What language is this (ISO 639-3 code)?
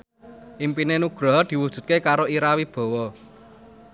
jav